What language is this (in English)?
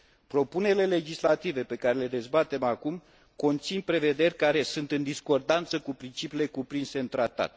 Romanian